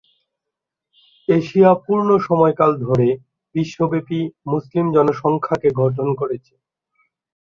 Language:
Bangla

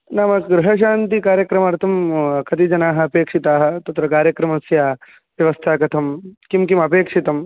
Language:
Sanskrit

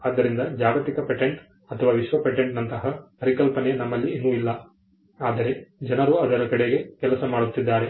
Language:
Kannada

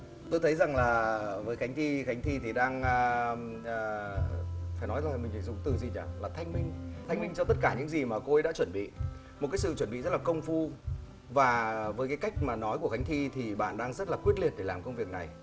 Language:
Vietnamese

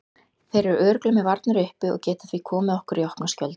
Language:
Icelandic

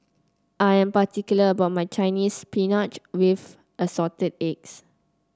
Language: English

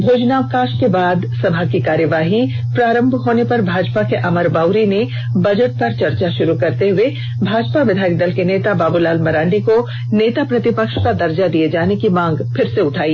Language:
Hindi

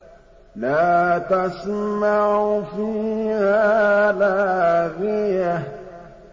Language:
Arabic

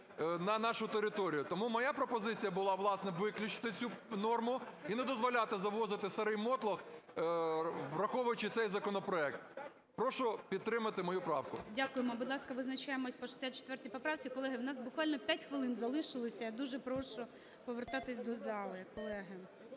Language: Ukrainian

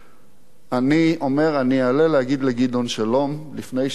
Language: Hebrew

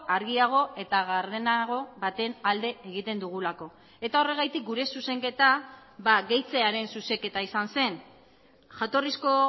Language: Basque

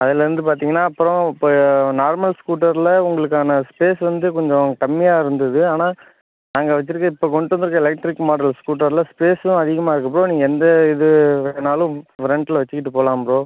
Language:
Tamil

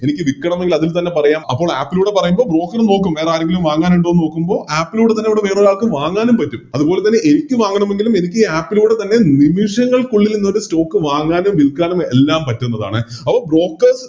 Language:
Malayalam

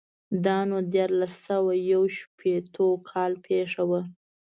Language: Pashto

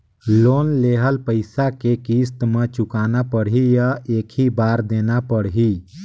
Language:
Chhattisgarhi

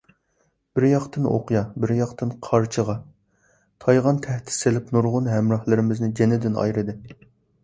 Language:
Uyghur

